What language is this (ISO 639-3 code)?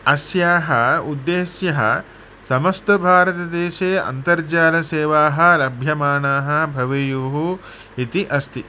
san